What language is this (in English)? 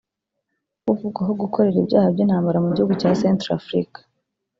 Kinyarwanda